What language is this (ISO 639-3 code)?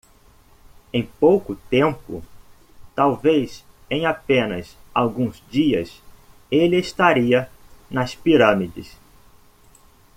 por